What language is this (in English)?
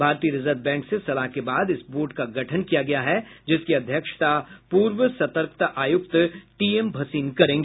Hindi